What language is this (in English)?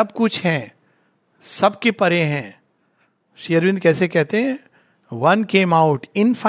Hindi